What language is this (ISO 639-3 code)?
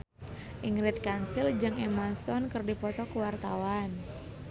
sun